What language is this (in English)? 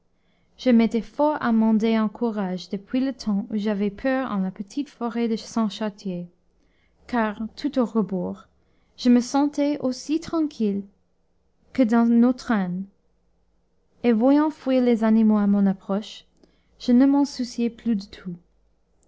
French